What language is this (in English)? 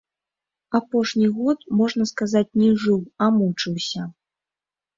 Belarusian